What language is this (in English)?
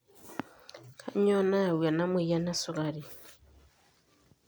Masai